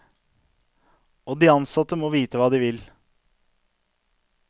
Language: Norwegian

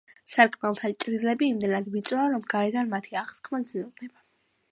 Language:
Georgian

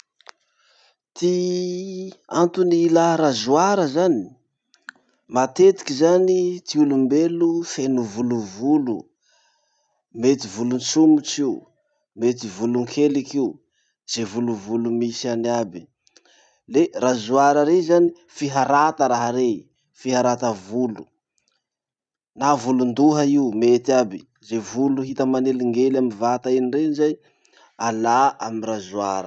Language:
Masikoro Malagasy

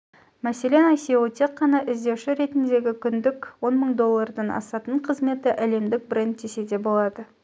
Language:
Kazakh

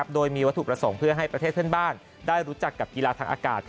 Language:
Thai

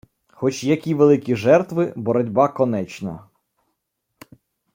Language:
Ukrainian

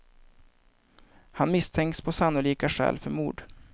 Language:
Swedish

